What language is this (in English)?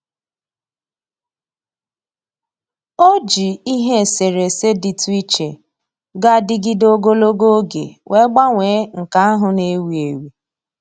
Igbo